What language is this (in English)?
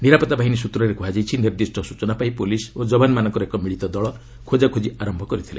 Odia